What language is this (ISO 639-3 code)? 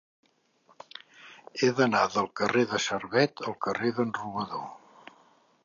cat